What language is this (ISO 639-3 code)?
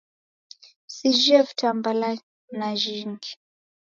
dav